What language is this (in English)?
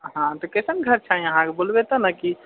Maithili